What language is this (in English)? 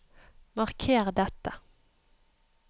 Norwegian